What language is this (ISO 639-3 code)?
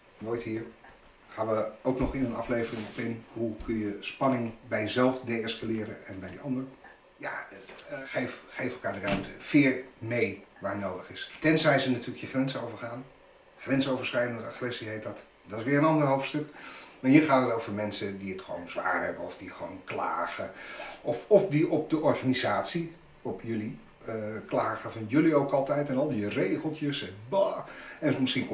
nld